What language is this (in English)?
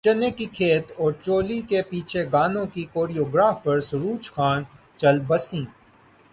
Urdu